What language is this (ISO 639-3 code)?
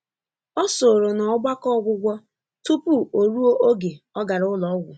ibo